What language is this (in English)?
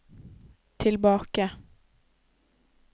Norwegian